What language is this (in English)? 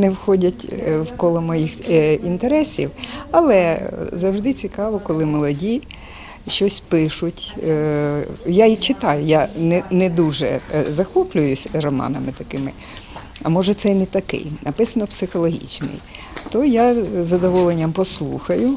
Ukrainian